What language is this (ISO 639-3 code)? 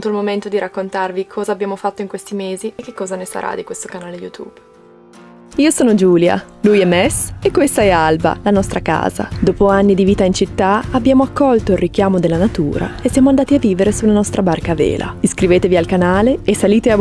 ita